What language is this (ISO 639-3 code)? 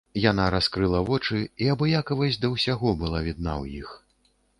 bel